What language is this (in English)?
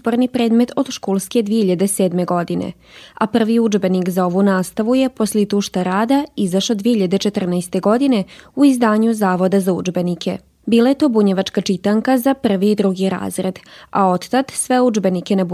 Croatian